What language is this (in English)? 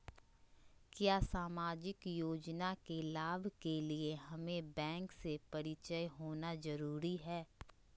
Magahi